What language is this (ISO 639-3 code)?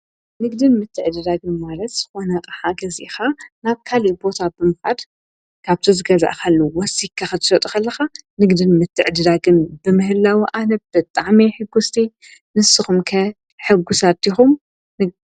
tir